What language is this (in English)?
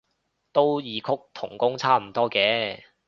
Cantonese